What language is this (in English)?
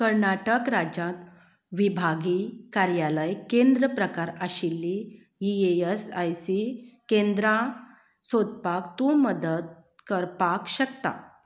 Konkani